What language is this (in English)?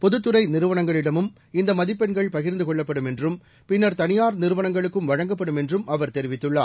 Tamil